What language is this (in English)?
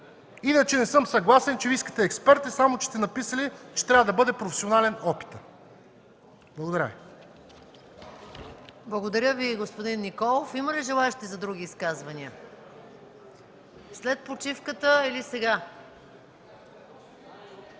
Bulgarian